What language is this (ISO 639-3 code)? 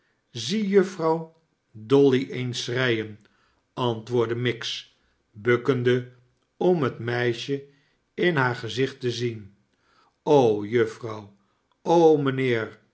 nld